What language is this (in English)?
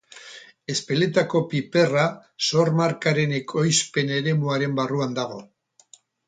Basque